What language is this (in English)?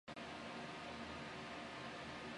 Chinese